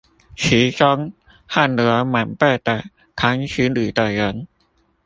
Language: Chinese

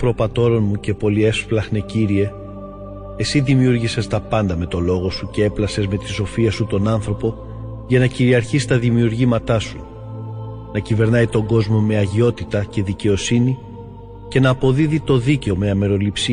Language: Greek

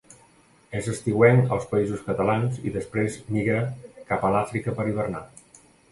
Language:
Catalan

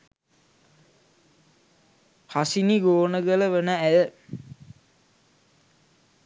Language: Sinhala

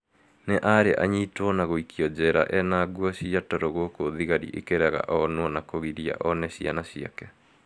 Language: Kikuyu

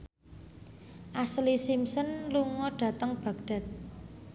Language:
Javanese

